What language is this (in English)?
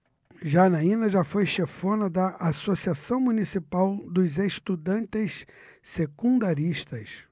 Portuguese